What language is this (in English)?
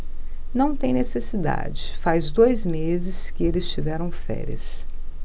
Portuguese